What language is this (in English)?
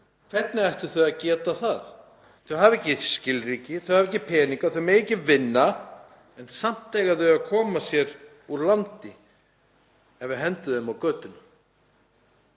Icelandic